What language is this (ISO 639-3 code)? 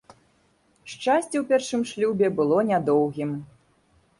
bel